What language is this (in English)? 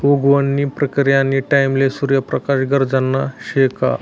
Marathi